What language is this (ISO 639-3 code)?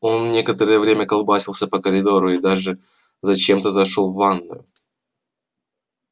rus